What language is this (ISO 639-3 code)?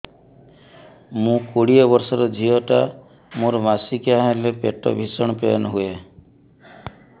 ori